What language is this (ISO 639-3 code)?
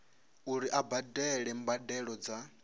ven